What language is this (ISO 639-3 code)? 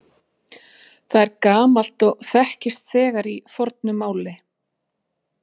isl